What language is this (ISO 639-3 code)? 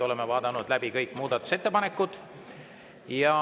est